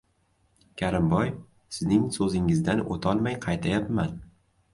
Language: Uzbek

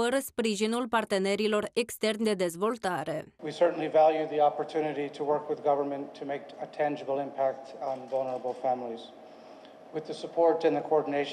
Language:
Romanian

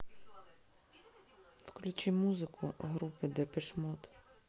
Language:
Russian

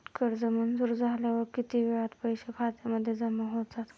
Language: Marathi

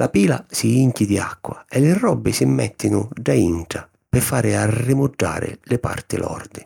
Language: Sicilian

